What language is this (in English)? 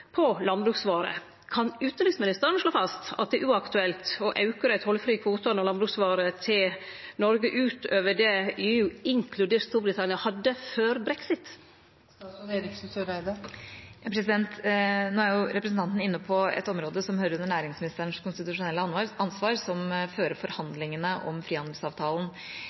Norwegian